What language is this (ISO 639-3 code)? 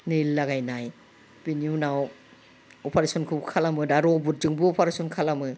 brx